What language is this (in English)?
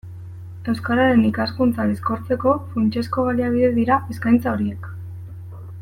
Basque